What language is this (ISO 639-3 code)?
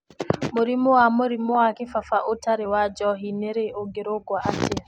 kik